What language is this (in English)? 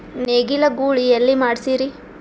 Kannada